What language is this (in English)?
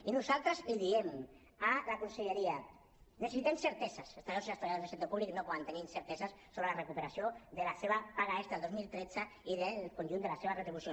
Catalan